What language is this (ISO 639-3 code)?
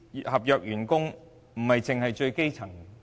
yue